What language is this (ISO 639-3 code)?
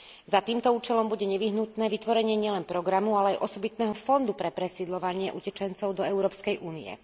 slk